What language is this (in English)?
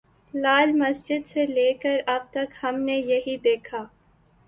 Urdu